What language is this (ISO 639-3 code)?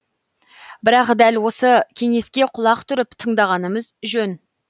kaz